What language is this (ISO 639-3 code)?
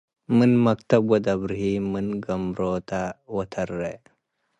tig